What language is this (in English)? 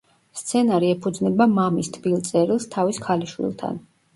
Georgian